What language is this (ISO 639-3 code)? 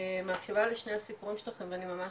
heb